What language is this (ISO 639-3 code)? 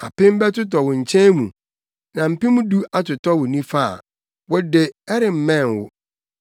aka